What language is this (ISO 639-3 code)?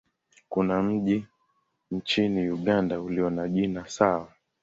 swa